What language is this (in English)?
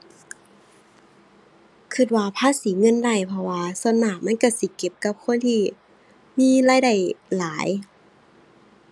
Thai